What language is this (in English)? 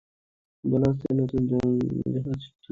Bangla